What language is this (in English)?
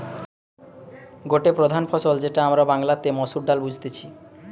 Bangla